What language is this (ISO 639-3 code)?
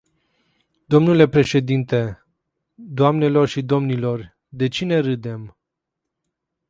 ron